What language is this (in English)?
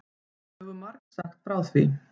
Icelandic